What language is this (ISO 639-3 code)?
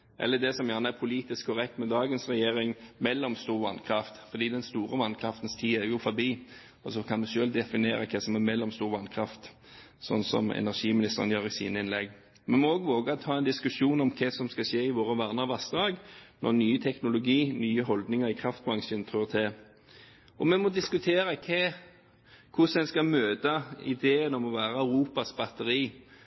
nob